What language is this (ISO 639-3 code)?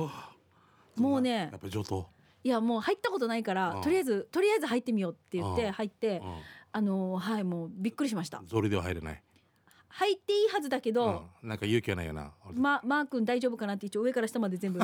jpn